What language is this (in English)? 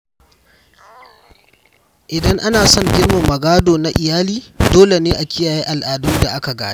Hausa